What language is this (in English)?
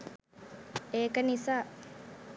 Sinhala